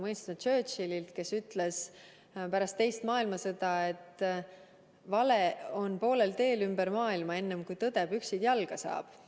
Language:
Estonian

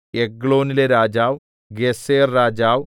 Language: Malayalam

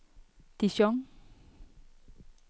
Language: Danish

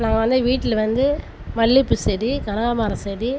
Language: Tamil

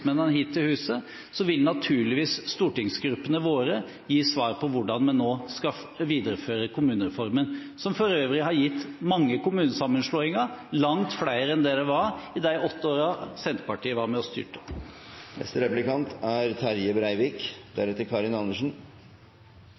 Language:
Norwegian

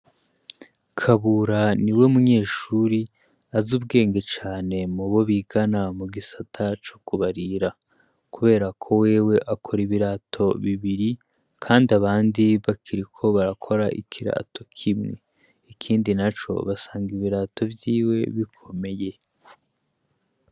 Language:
Rundi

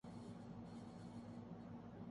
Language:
Urdu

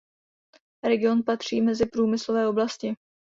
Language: Czech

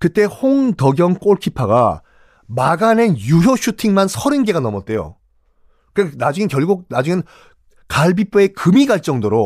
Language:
Korean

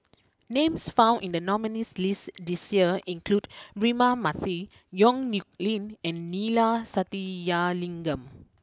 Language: English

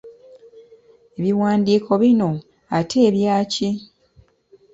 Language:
Ganda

